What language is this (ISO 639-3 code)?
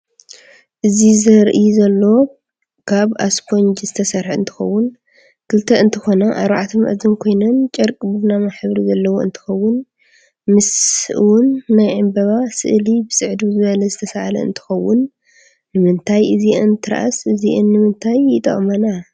tir